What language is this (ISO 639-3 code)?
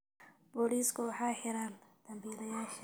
som